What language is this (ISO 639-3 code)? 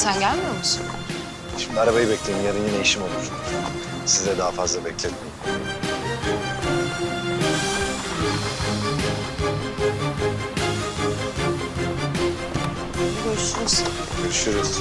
tur